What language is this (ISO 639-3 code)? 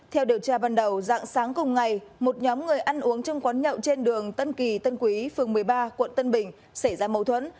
vie